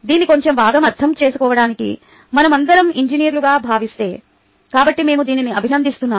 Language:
Telugu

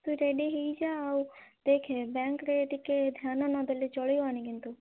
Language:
Odia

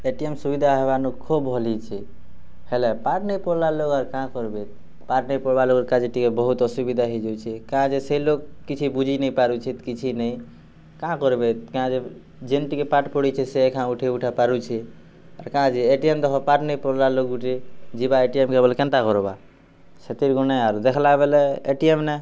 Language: Odia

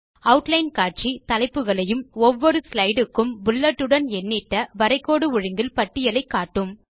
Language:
Tamil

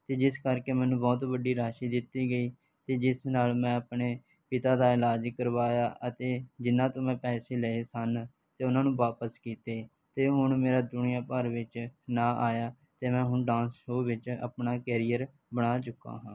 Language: Punjabi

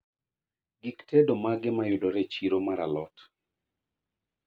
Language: Luo (Kenya and Tanzania)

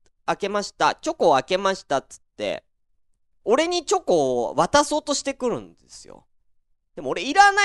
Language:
Japanese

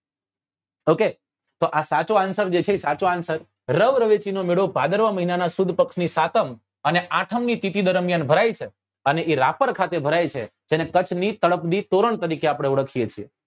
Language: Gujarati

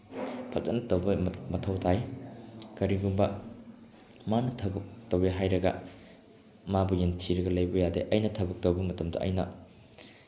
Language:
Manipuri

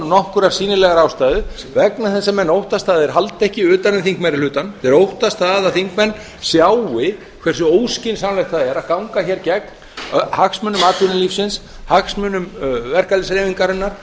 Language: Icelandic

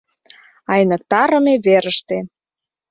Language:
Mari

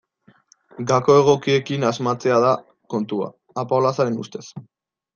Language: Basque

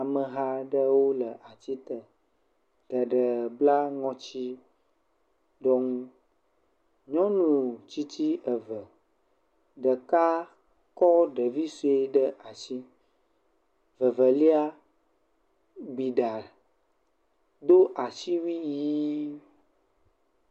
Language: Ewe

